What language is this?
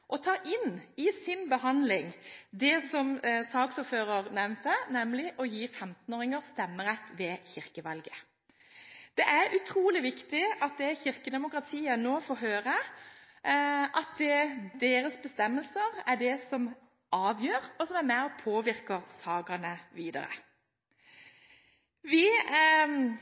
Norwegian Bokmål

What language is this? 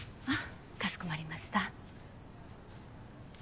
Japanese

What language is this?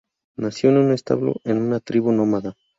Spanish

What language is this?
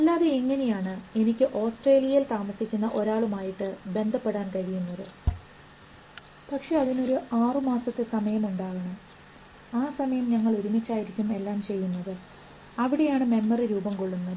Malayalam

